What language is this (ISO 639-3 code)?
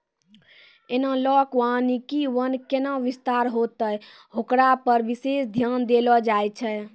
mai